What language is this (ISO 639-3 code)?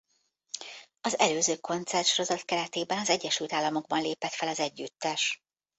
hun